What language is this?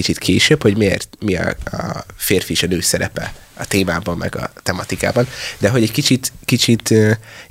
Hungarian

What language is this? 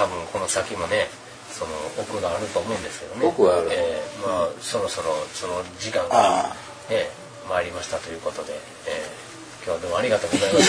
Japanese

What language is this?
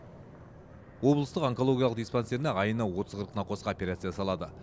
Kazakh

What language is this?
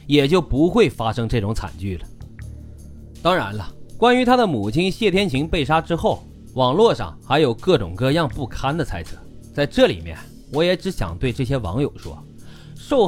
Chinese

